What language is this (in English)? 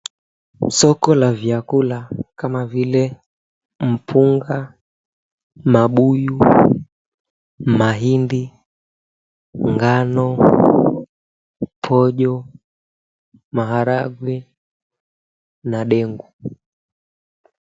Swahili